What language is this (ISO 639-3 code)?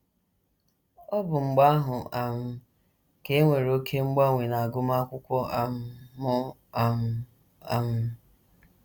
ibo